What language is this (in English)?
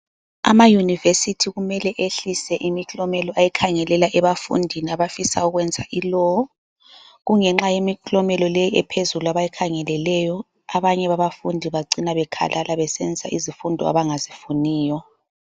North Ndebele